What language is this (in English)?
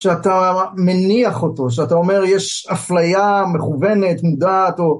Hebrew